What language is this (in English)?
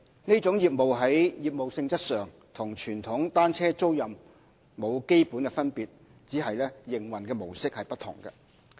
Cantonese